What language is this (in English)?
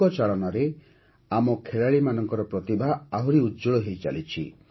Odia